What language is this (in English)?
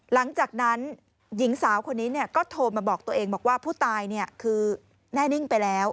Thai